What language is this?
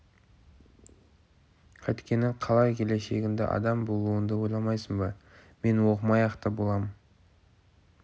Kazakh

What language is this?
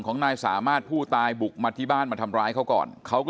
Thai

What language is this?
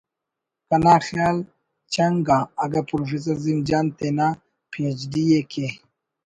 Brahui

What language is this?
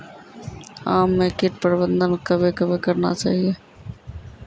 Maithili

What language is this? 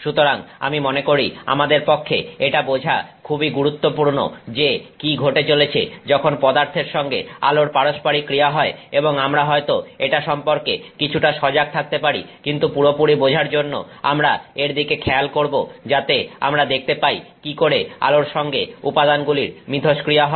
Bangla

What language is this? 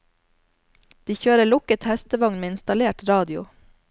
Norwegian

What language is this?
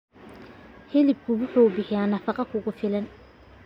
Somali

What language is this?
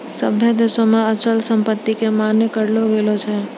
Maithili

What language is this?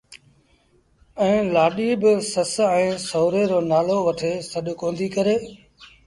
Sindhi Bhil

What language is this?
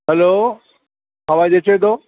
Sindhi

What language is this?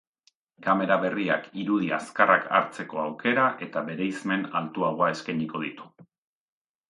Basque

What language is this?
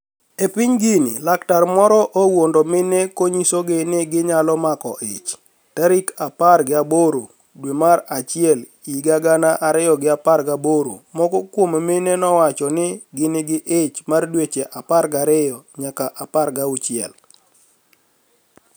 Luo (Kenya and Tanzania)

